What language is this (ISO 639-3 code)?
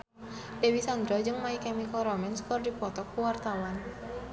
sun